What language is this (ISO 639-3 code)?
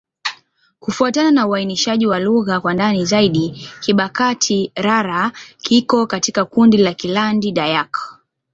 swa